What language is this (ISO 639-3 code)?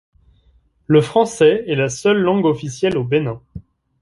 fra